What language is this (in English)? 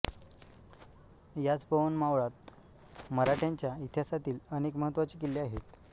Marathi